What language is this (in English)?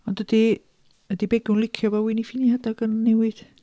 Welsh